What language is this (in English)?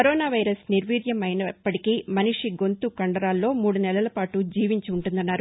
Telugu